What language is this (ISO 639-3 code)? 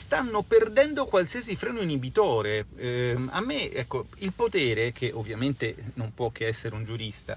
ita